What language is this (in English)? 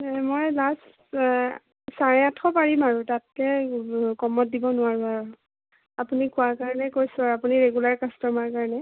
Assamese